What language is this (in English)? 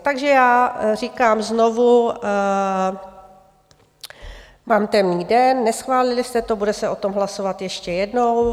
Czech